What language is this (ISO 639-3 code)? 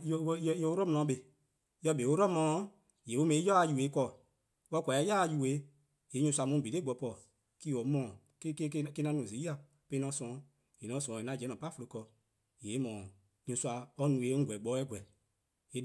kqo